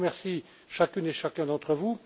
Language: French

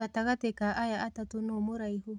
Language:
Kikuyu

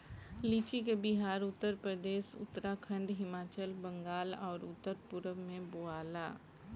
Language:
Bhojpuri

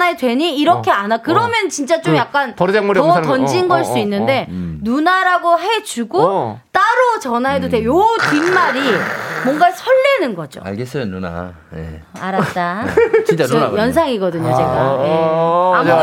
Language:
Korean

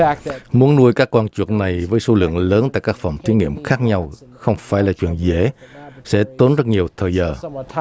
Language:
Vietnamese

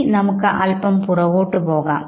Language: Malayalam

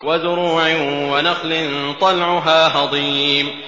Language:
Arabic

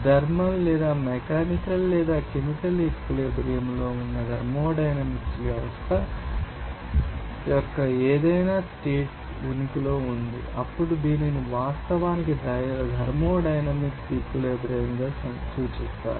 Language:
Telugu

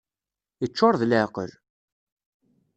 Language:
Kabyle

